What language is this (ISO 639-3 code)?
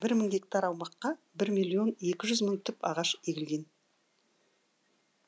kaz